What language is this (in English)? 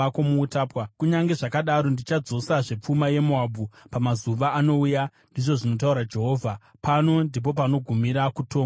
Shona